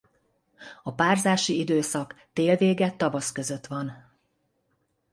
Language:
Hungarian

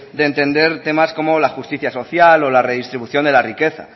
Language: Spanish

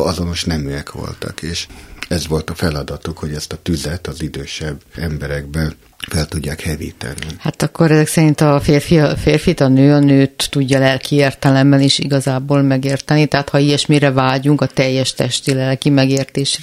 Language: Hungarian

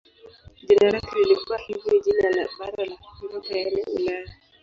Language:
Swahili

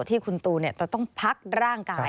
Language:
Thai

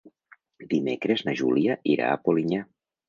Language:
Catalan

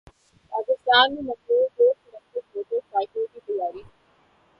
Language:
Urdu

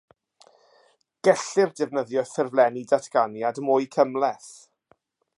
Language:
Welsh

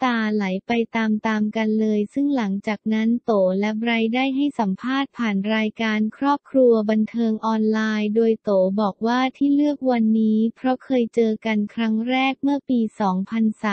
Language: Thai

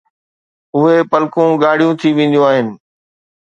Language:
Sindhi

